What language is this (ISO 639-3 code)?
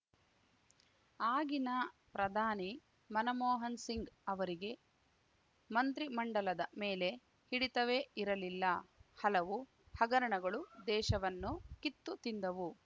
kan